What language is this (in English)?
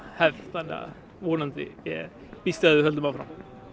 Icelandic